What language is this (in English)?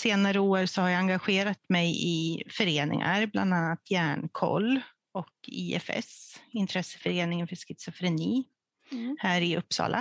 Swedish